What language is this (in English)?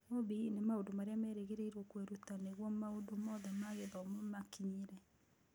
Kikuyu